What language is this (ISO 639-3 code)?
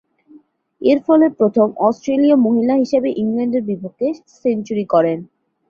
ben